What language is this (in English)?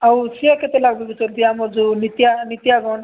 Odia